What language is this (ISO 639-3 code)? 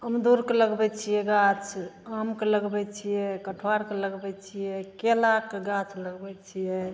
mai